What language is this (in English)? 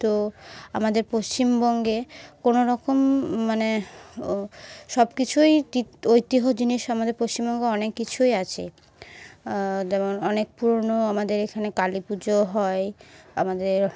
Bangla